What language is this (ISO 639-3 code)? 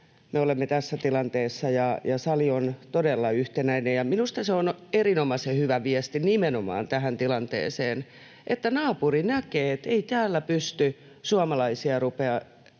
fin